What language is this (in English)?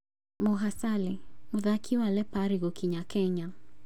Kikuyu